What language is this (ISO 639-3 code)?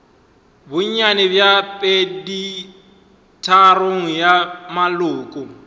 nso